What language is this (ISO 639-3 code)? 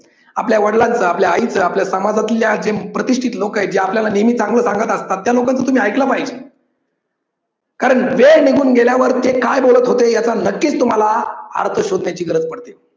mar